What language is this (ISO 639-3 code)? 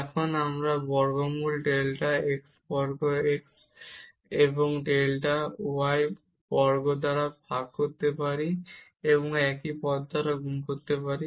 ben